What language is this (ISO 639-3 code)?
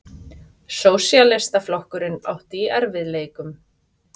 isl